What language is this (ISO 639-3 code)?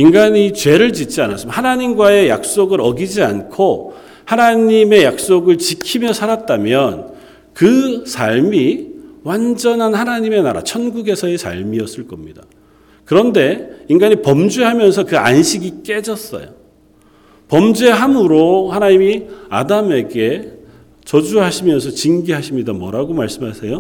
kor